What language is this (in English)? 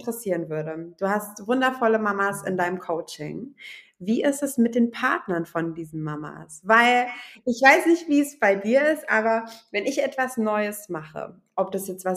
German